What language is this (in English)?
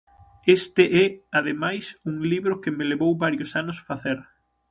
Galician